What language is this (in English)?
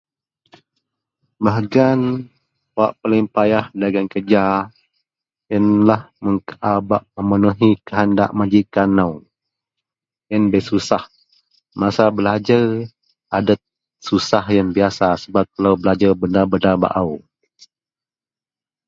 Central Melanau